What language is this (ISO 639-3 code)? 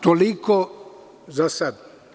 srp